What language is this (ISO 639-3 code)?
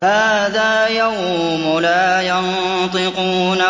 ara